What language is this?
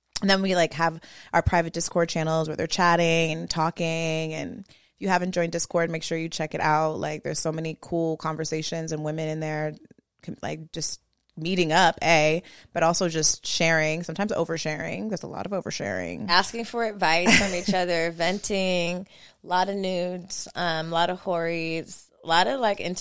English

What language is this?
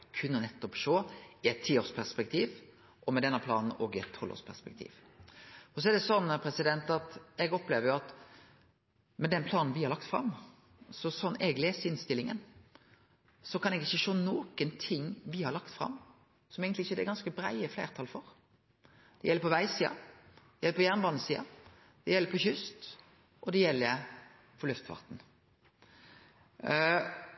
Norwegian Nynorsk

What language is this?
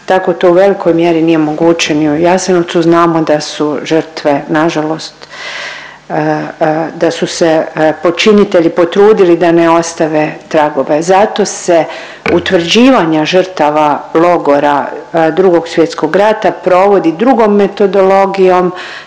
Croatian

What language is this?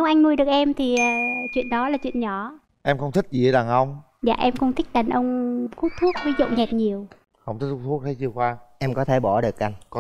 Vietnamese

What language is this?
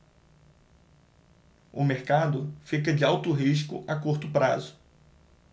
Portuguese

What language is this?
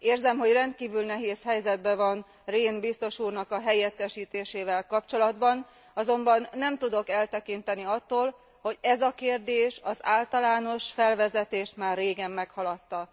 Hungarian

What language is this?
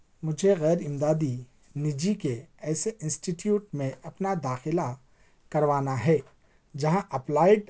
Urdu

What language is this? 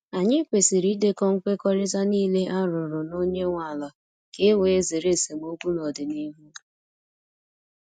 Igbo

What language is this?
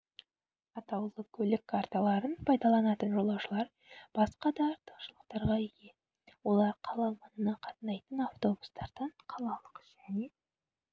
Kazakh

